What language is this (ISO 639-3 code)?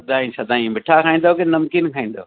snd